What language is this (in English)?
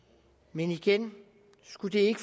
Danish